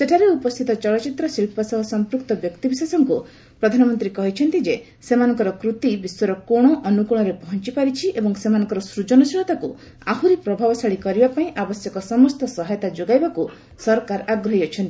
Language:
Odia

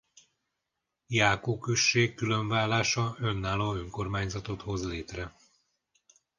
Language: Hungarian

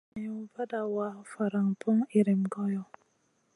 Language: Masana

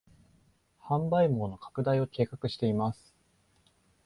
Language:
Japanese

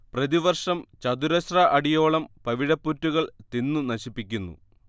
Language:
Malayalam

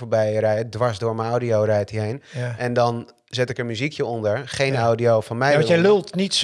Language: Dutch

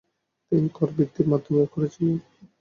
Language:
Bangla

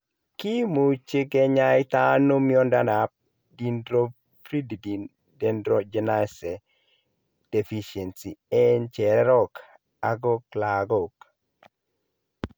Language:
Kalenjin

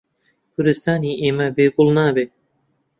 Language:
Central Kurdish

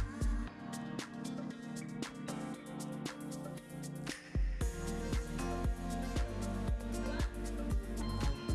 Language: Japanese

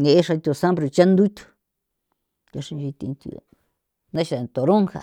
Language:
San Felipe Otlaltepec Popoloca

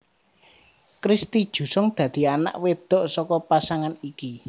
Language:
Javanese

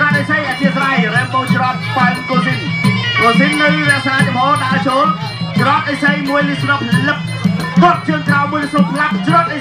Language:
Thai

